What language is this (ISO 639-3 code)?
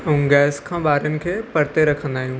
snd